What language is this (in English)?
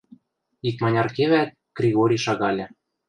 Western Mari